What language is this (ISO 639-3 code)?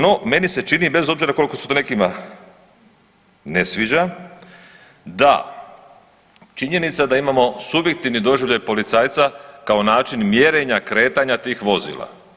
hrv